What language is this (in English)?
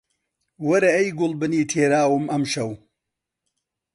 Central Kurdish